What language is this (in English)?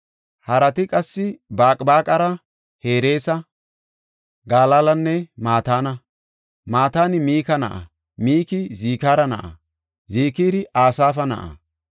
Gofa